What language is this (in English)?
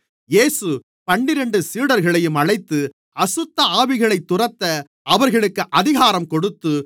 Tamil